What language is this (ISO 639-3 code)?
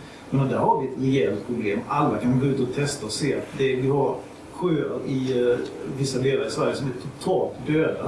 swe